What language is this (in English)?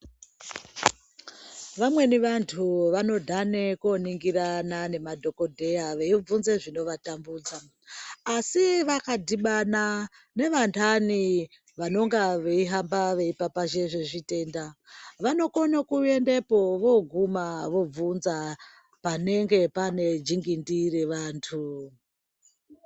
Ndau